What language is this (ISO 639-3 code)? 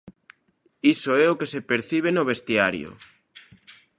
glg